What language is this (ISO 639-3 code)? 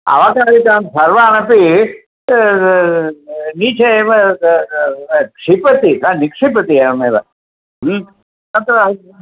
san